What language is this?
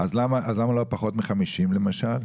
Hebrew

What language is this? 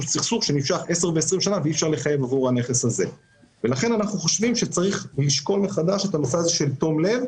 Hebrew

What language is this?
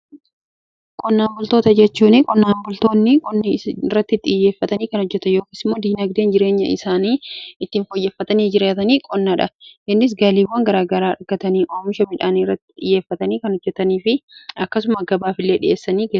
Oromo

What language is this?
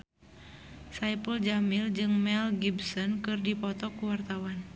Sundanese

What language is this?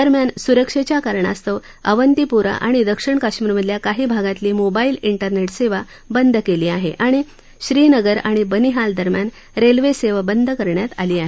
Marathi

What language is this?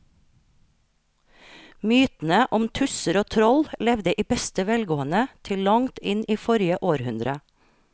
Norwegian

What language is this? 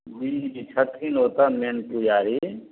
Maithili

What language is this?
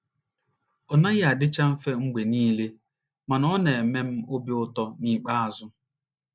Igbo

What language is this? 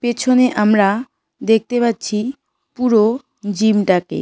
Bangla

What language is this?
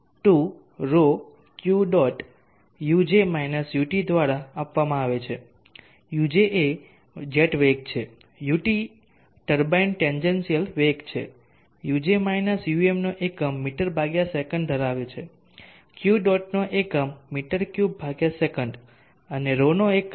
Gujarati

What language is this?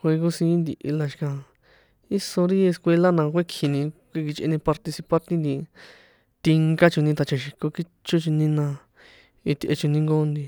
San Juan Atzingo Popoloca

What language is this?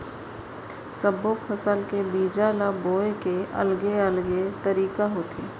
Chhattisgarhi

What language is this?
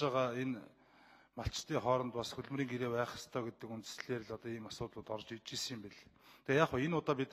Bulgarian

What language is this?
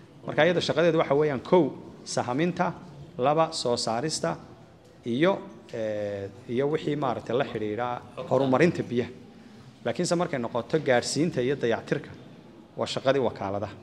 Arabic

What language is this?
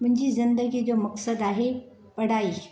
Sindhi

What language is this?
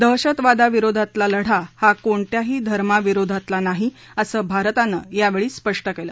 Marathi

